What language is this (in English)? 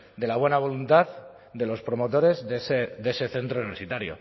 Spanish